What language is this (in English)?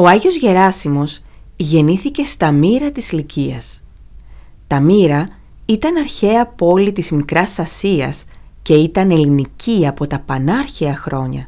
Greek